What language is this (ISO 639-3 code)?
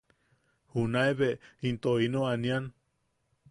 yaq